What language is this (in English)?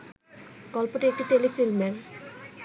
Bangla